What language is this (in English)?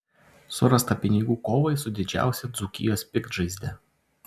Lithuanian